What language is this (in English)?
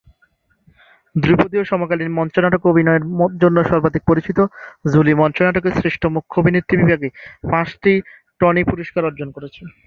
Bangla